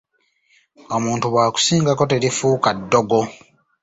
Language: Ganda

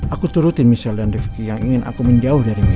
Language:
Indonesian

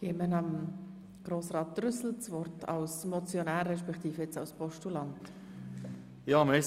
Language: Swiss German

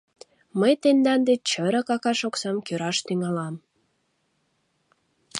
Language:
Mari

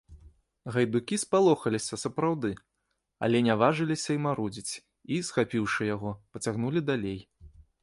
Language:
Belarusian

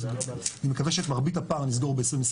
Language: Hebrew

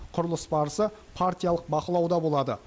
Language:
Kazakh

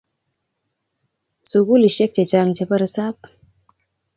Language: Kalenjin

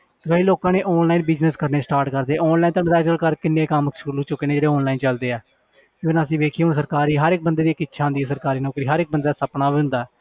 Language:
Punjabi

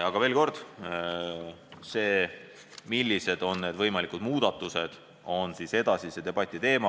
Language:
Estonian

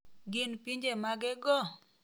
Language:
Luo (Kenya and Tanzania)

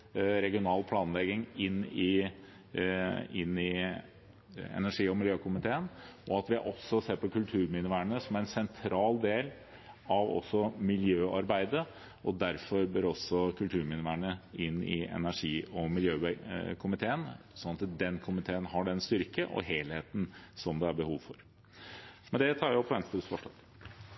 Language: Norwegian Bokmål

